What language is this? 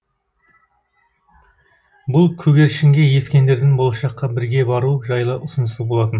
Kazakh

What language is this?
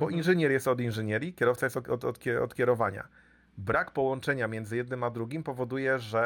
Polish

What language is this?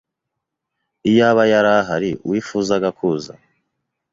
Kinyarwanda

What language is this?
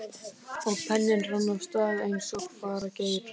Icelandic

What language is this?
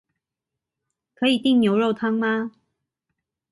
Chinese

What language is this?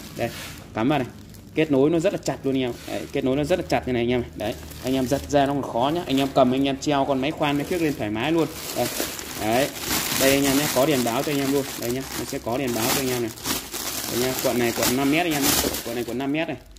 Vietnamese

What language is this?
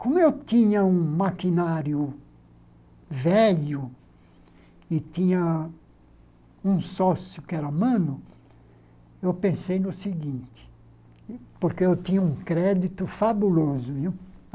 Portuguese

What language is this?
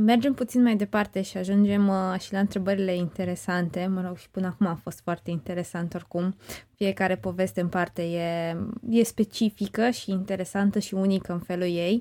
Romanian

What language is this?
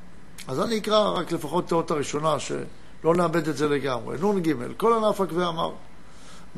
Hebrew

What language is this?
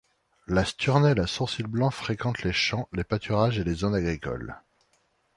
French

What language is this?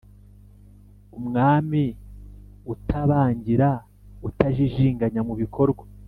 Kinyarwanda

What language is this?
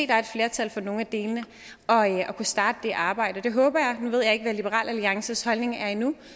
Danish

